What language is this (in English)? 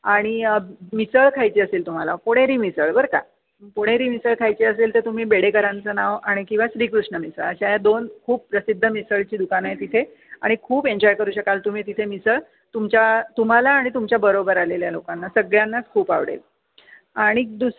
Marathi